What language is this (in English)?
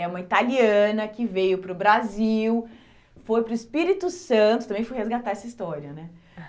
Portuguese